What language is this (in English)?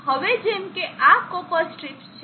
Gujarati